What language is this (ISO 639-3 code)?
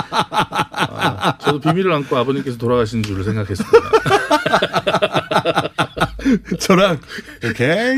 kor